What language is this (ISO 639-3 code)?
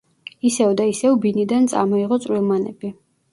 kat